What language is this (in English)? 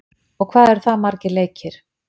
Icelandic